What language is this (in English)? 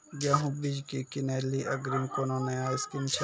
Maithili